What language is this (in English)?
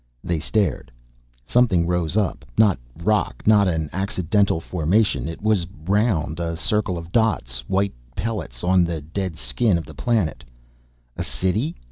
English